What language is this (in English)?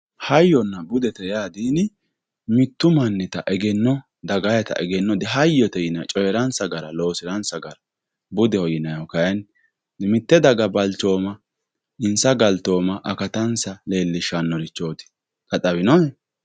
Sidamo